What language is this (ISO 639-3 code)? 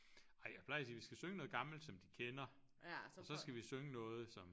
dan